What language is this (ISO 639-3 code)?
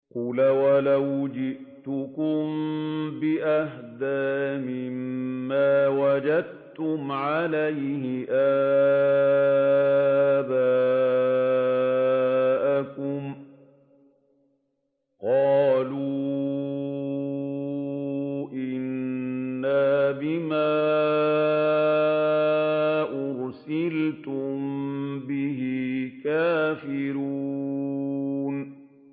ara